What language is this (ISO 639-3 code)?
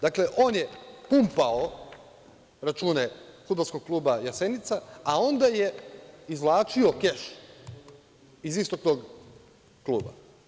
srp